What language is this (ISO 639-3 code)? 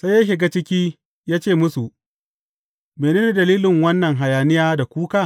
hau